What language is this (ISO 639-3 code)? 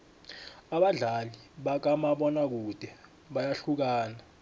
nbl